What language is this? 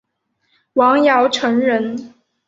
Chinese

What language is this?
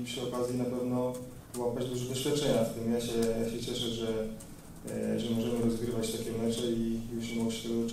Polish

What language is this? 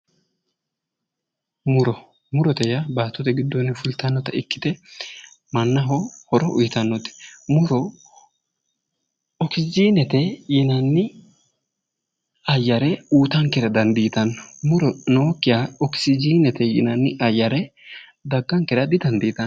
Sidamo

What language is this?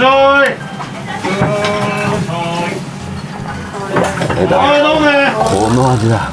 Japanese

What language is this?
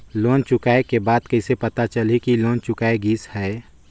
Chhattisgarhi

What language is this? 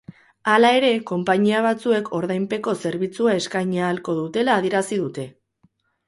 Basque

